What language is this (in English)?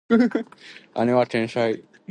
Japanese